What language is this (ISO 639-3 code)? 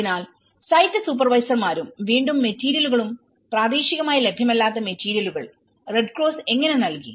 mal